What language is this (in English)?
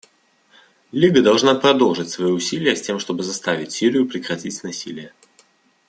Russian